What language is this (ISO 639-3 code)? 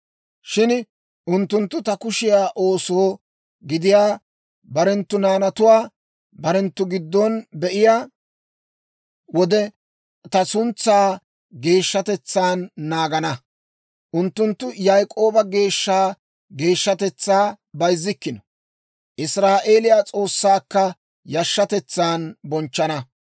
dwr